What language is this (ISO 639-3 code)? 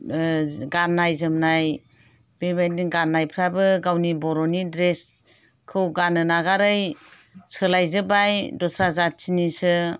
brx